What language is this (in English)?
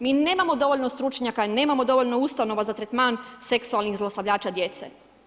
Croatian